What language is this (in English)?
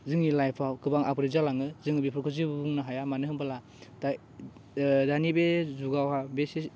Bodo